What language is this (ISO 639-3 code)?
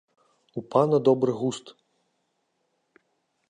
bel